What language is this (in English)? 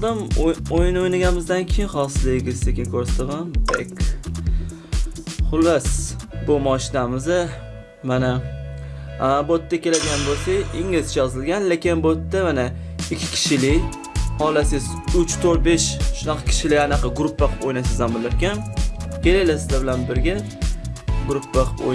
Turkish